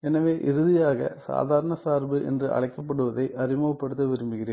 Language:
Tamil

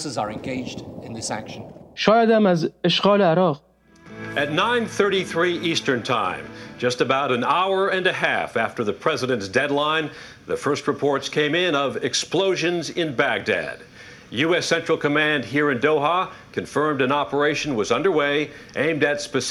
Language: Persian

